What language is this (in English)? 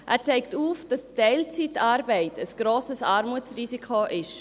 Swiss German